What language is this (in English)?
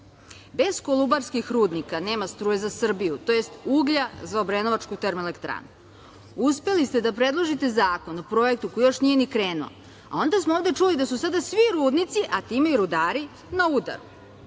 Serbian